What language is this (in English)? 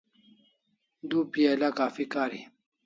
Kalasha